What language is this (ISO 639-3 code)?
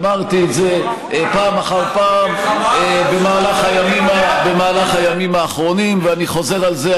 heb